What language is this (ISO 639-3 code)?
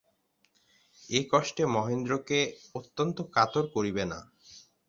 ben